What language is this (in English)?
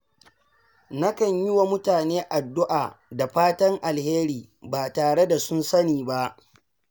Hausa